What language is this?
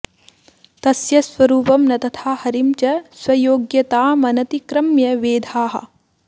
Sanskrit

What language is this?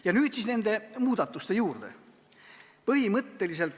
Estonian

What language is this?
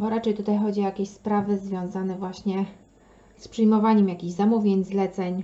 Polish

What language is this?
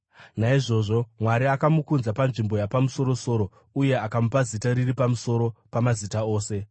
Shona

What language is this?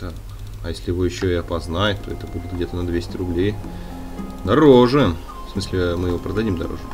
Russian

